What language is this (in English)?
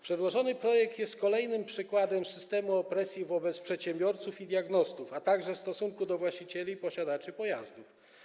Polish